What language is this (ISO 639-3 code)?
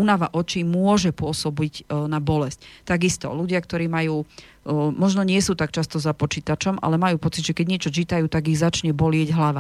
slk